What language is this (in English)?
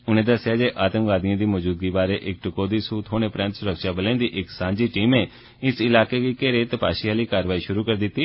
Dogri